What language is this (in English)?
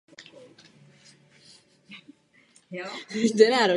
Czech